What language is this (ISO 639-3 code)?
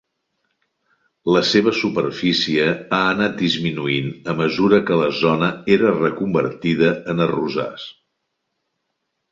cat